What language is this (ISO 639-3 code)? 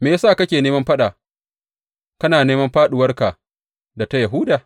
hau